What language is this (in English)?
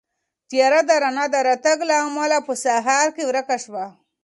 Pashto